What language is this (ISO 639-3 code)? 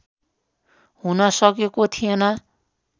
nep